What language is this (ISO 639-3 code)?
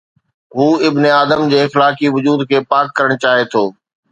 snd